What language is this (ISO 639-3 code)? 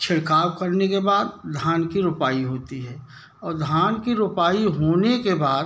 hin